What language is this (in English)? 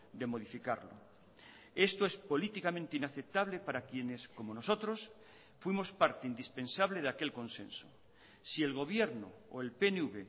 Spanish